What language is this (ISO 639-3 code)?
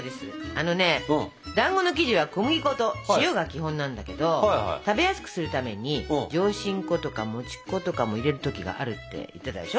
jpn